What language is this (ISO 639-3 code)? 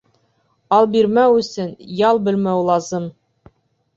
bak